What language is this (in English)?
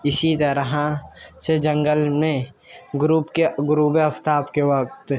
Urdu